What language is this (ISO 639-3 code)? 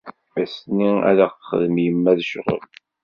kab